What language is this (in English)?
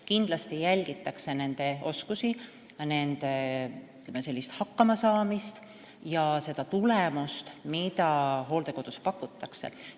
Estonian